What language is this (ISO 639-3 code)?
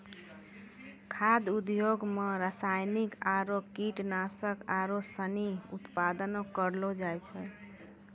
mai